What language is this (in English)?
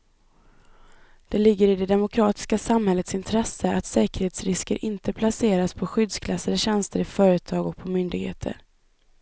Swedish